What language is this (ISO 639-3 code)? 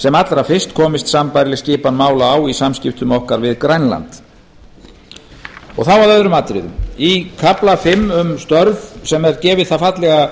isl